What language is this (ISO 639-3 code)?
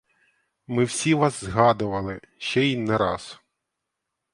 ukr